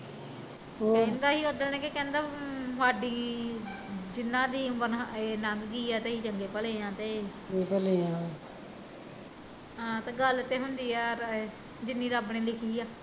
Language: Punjabi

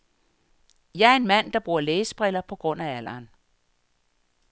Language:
Danish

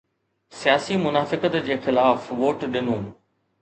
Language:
Sindhi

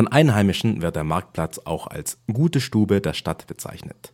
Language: German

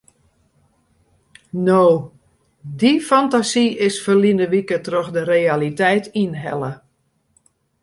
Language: Western Frisian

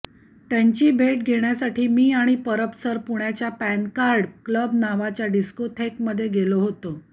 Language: Marathi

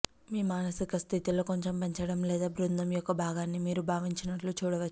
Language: Telugu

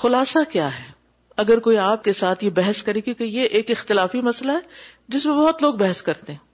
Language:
Urdu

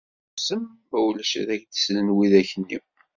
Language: Kabyle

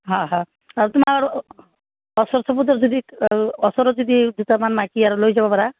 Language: Assamese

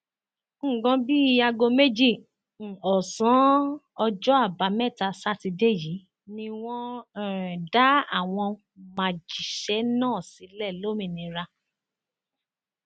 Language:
Yoruba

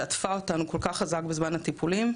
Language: Hebrew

